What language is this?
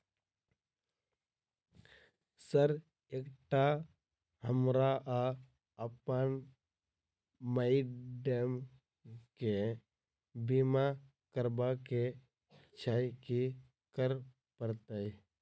Maithili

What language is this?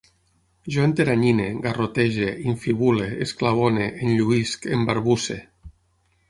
Catalan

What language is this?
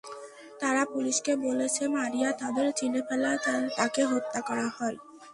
Bangla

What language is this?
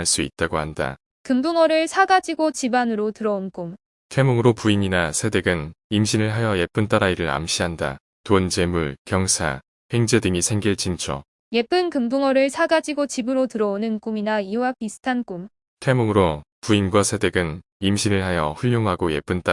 Korean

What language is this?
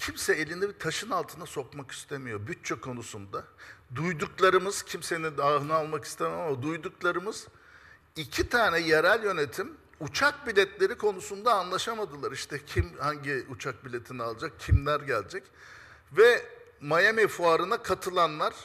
Turkish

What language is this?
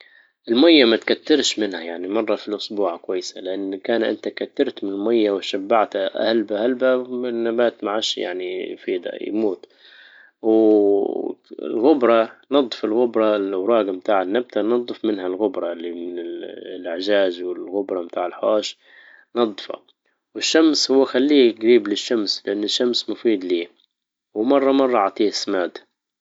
Libyan Arabic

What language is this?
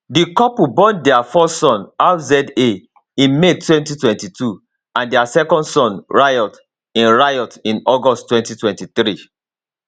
Nigerian Pidgin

